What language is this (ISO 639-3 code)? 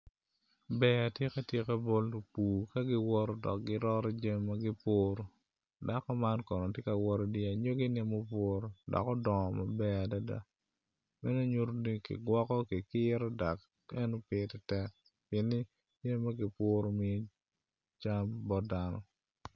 ach